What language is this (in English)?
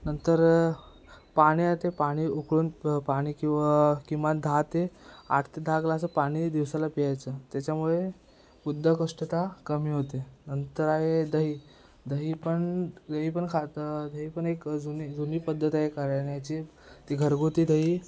Marathi